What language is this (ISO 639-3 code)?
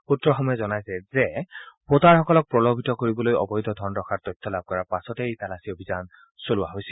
asm